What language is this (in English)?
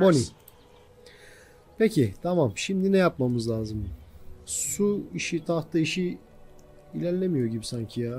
Turkish